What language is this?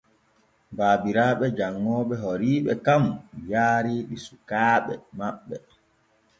Borgu Fulfulde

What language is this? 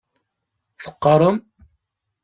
Kabyle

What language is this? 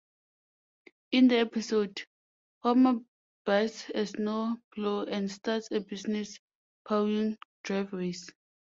English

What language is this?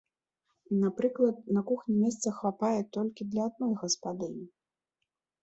Belarusian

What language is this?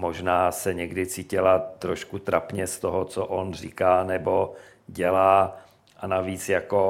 Czech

